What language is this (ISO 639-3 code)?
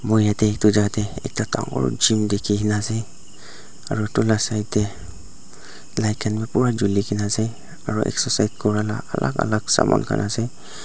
nag